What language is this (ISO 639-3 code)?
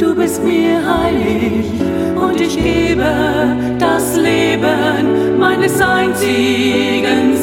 deu